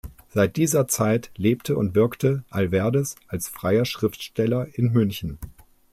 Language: German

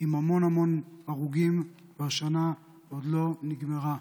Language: Hebrew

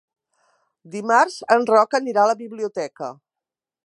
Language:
Catalan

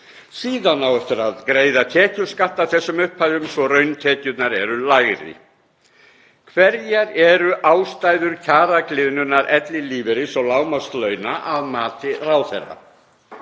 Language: Icelandic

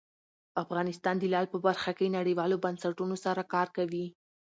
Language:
Pashto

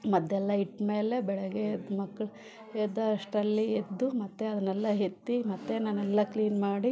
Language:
Kannada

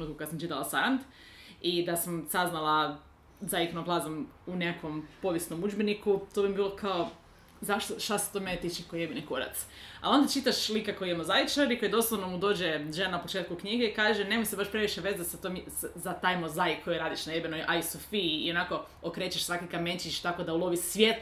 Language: Croatian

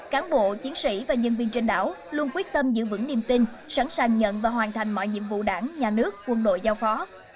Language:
Vietnamese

